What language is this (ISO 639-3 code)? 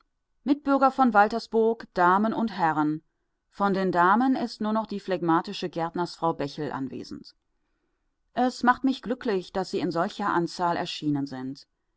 deu